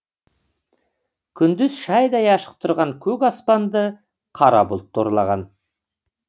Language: Kazakh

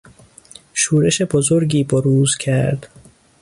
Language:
Persian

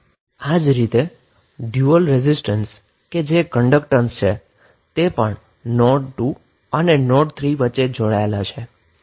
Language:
Gujarati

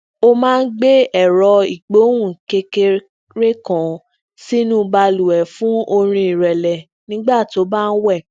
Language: Yoruba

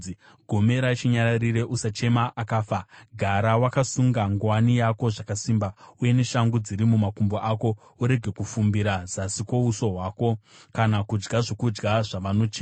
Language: Shona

